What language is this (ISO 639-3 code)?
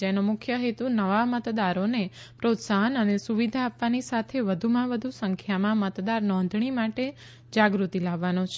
guj